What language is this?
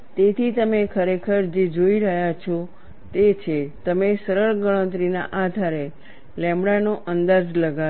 Gujarati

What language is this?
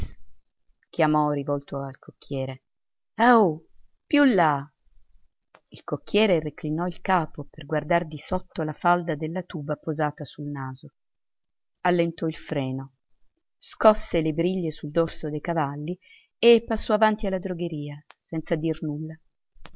Italian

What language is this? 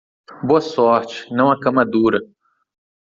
Portuguese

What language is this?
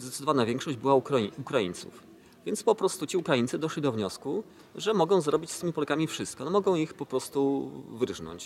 Polish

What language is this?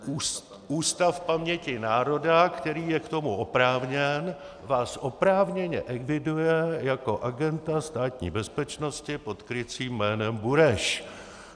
Czech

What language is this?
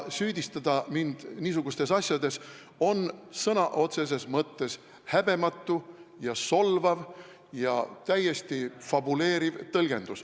Estonian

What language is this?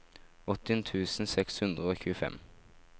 Norwegian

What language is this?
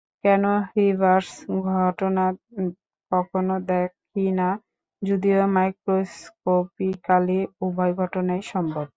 Bangla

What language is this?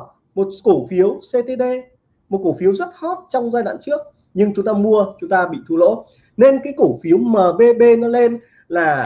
Vietnamese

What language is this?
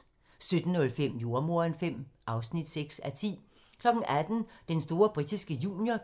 Danish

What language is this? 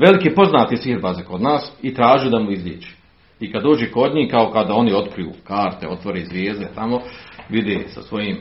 Croatian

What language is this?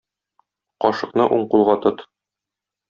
Tatar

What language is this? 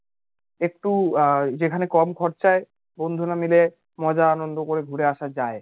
Bangla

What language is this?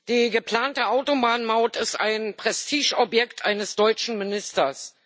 German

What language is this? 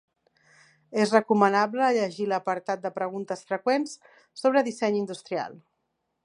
Catalan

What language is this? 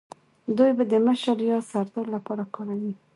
Pashto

